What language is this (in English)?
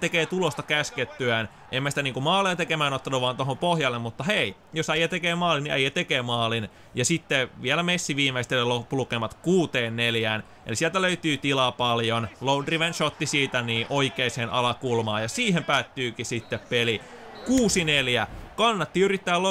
Finnish